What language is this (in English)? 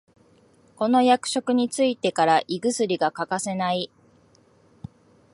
Japanese